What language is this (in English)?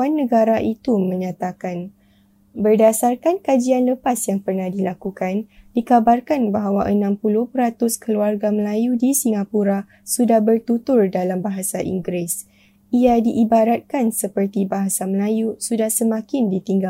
Malay